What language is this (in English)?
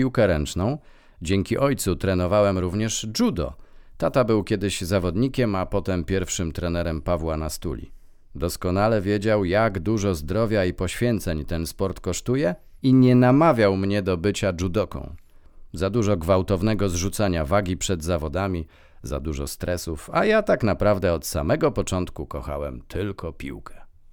Polish